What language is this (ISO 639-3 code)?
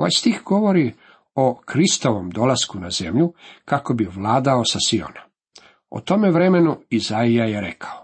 hrv